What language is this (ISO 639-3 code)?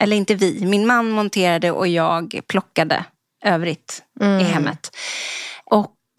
swe